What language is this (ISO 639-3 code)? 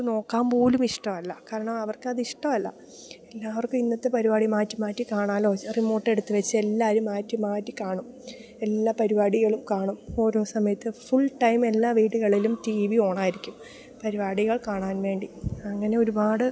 mal